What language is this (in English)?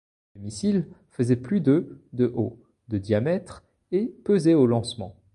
French